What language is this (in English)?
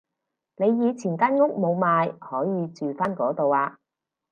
Cantonese